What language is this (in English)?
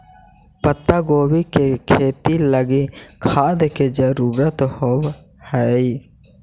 Magahi